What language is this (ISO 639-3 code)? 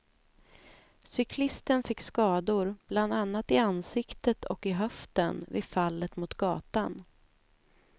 swe